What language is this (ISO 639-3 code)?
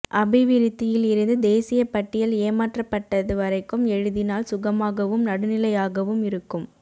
tam